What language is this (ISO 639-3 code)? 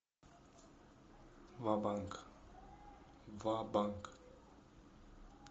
rus